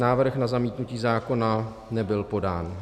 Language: Czech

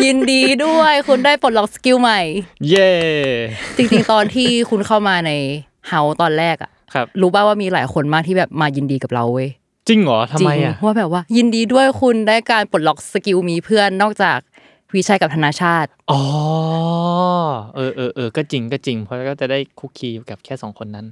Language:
Thai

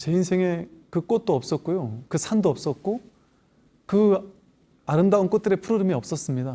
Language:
Korean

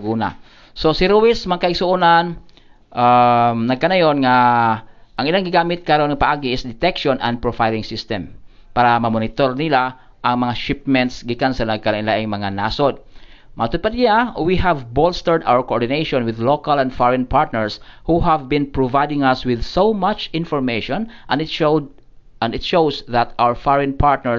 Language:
Filipino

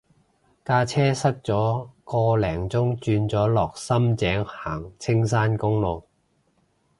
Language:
Cantonese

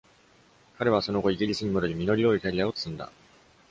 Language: Japanese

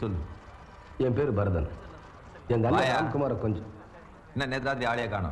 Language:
Korean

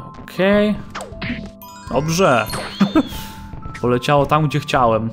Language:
Polish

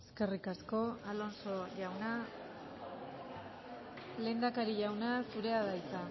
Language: Basque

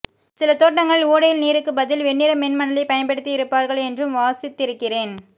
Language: Tamil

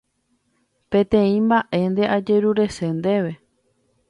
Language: Guarani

